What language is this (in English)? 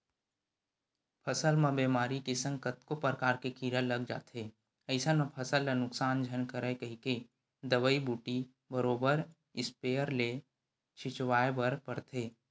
Chhattisgarhi